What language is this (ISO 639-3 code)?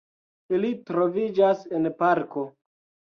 epo